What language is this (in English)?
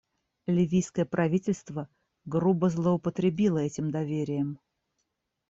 Russian